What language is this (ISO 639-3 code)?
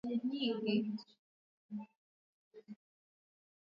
swa